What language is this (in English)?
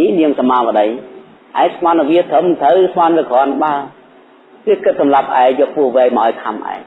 Vietnamese